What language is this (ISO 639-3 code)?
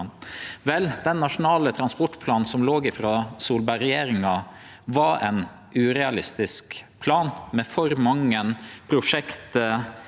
nor